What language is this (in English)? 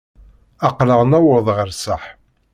Kabyle